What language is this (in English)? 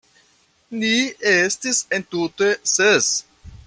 Esperanto